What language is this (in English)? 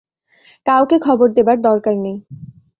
Bangla